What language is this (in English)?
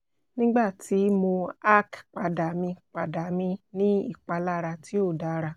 Yoruba